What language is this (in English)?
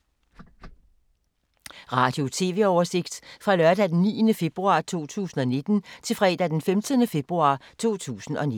Danish